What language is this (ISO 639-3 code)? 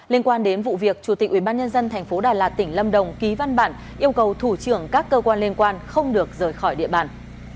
vie